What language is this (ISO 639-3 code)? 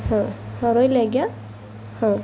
ori